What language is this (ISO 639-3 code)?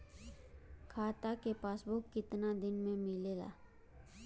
bho